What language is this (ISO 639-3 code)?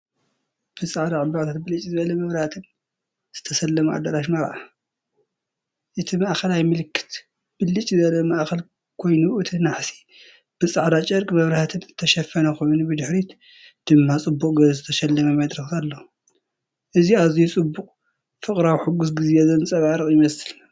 tir